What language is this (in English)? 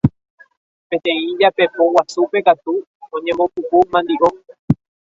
Guarani